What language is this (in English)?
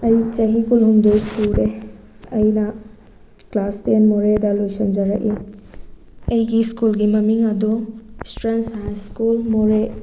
Manipuri